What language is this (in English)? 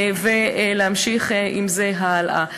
Hebrew